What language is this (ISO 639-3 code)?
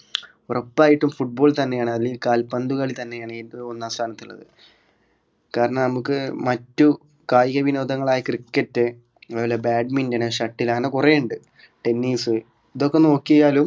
mal